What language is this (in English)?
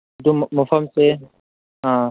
Manipuri